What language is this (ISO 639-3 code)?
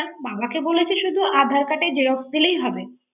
ben